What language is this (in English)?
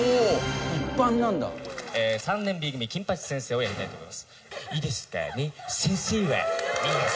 Japanese